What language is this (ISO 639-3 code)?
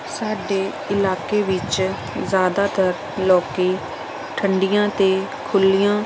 pan